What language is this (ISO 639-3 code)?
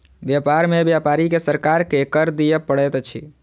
mai